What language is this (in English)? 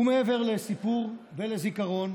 Hebrew